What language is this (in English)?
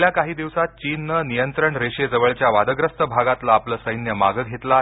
Marathi